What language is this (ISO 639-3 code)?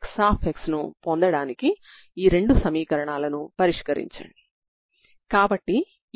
tel